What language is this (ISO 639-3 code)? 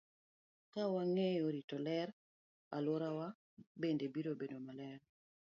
luo